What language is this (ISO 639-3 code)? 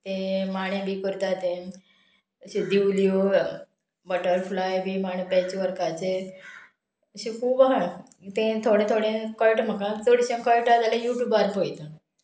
kok